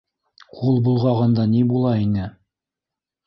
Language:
Bashkir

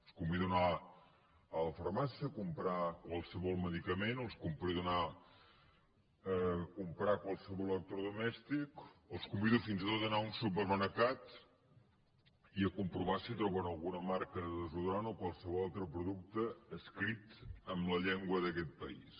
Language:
Catalan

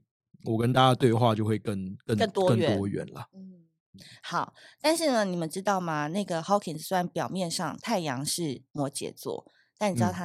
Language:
Chinese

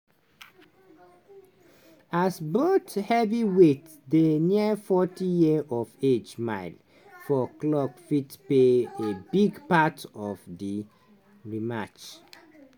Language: Nigerian Pidgin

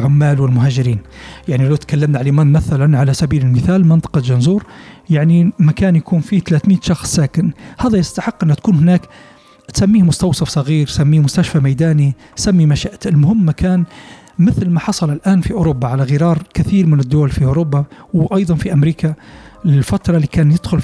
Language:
Arabic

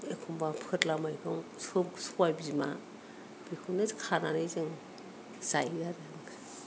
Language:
Bodo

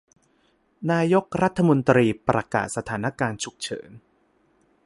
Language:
Thai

